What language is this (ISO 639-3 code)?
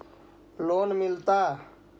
mag